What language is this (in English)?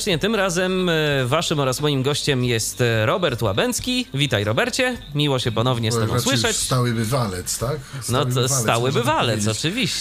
Polish